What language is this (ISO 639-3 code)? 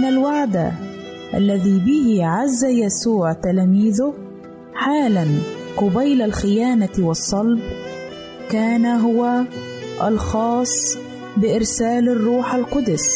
ara